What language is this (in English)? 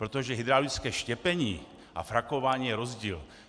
Czech